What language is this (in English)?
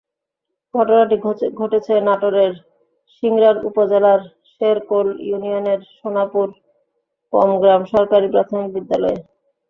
Bangla